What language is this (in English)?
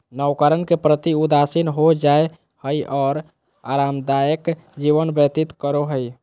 Magahi